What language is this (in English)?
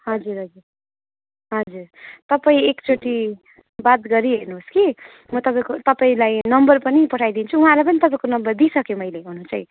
Nepali